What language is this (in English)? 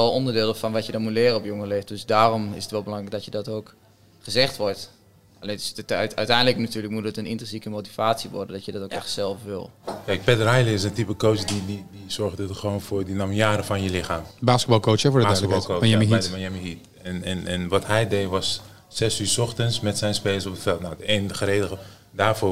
Dutch